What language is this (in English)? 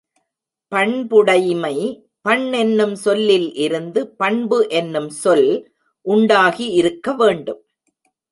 Tamil